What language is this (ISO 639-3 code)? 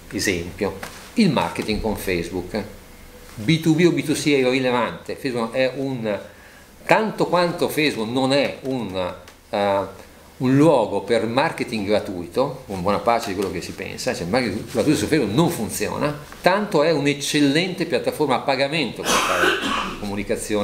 ita